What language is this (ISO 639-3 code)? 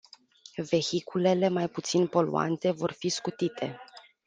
ron